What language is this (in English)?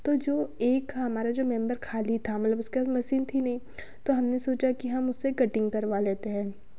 Hindi